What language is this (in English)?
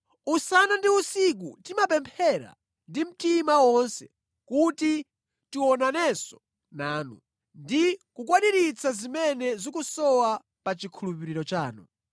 Nyanja